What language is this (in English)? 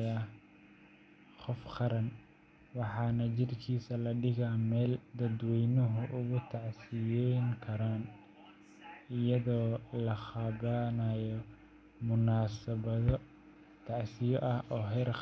Somali